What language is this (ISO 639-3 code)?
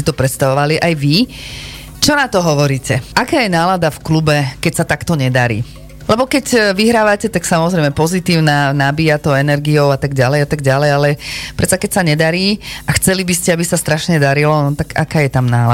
slk